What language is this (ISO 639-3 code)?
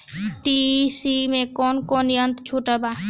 bho